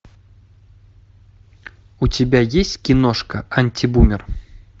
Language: Russian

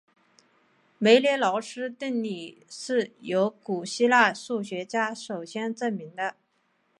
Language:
Chinese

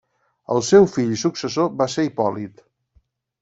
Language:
Catalan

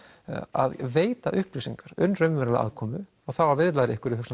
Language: Icelandic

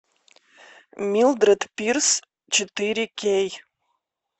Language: Russian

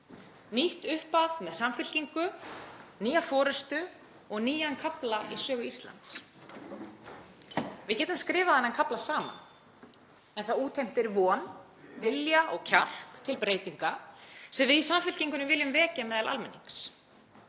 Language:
Icelandic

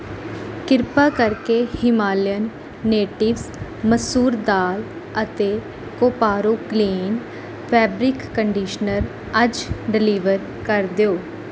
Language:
Punjabi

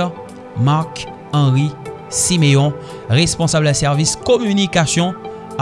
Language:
French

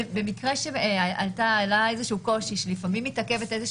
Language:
Hebrew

